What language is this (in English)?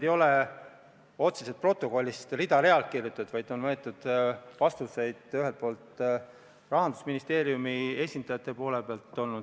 Estonian